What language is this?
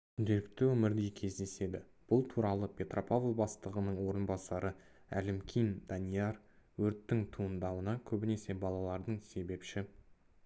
Kazakh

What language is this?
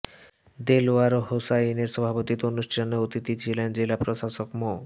Bangla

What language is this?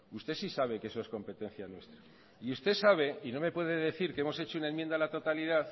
Spanish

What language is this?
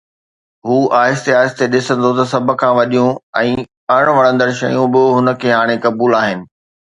Sindhi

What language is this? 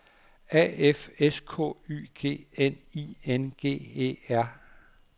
Danish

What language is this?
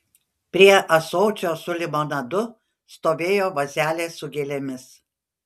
Lithuanian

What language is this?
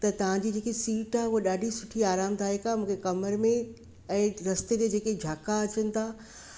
Sindhi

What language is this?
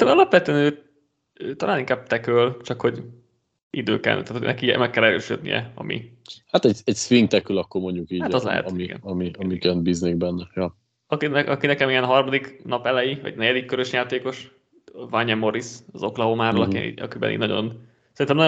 Hungarian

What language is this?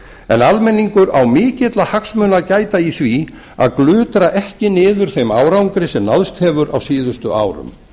Icelandic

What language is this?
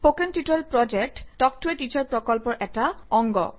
Assamese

